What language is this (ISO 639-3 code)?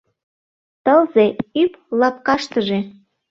chm